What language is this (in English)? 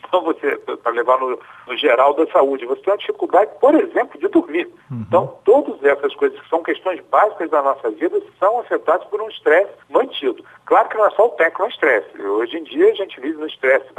Portuguese